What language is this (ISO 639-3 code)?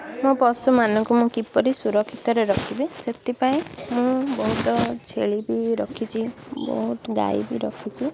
ori